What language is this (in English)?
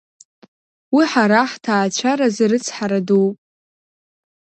Abkhazian